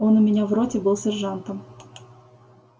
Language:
Russian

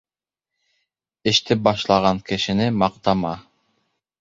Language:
Bashkir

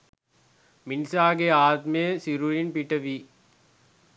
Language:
Sinhala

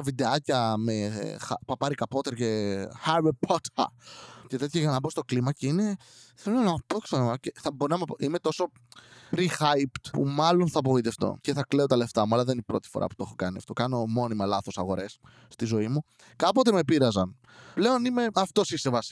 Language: Greek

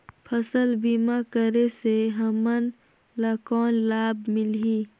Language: Chhattisgarhi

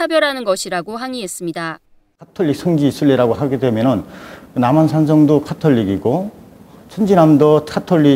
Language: Korean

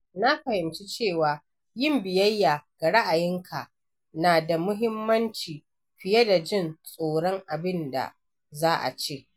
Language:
Hausa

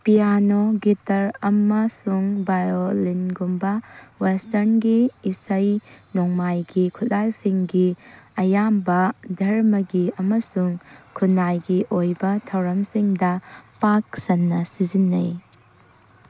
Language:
Manipuri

